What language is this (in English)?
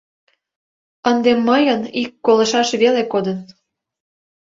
Mari